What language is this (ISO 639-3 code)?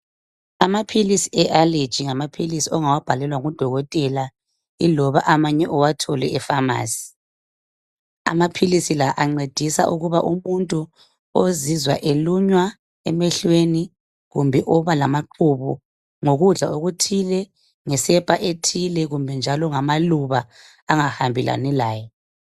nde